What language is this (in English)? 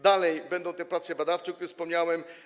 Polish